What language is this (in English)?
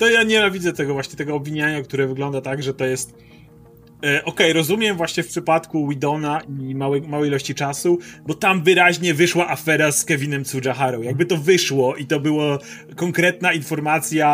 Polish